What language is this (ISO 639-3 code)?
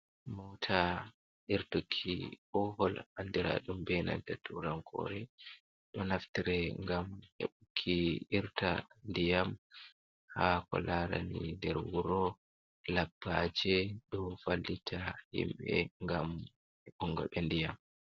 ful